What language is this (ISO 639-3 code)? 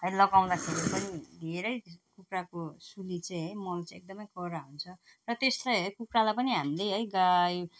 nep